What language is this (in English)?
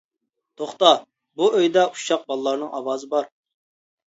Uyghur